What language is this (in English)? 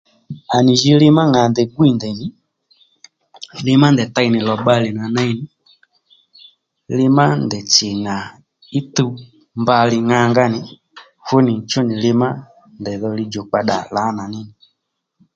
Lendu